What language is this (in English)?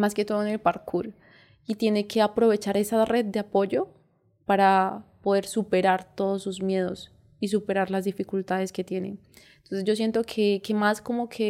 Spanish